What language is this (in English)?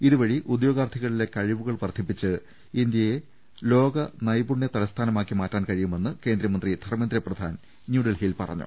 Malayalam